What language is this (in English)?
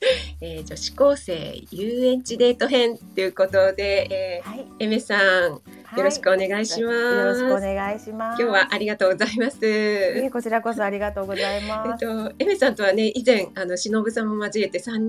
Japanese